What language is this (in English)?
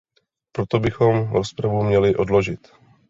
Czech